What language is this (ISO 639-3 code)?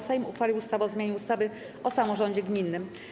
pol